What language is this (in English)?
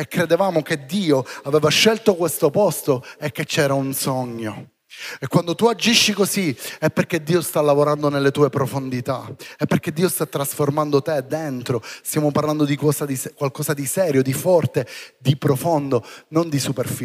Italian